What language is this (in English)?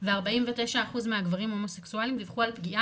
Hebrew